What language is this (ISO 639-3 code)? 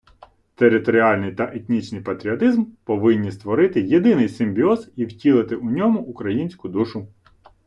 ukr